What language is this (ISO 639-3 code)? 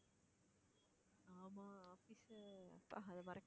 tam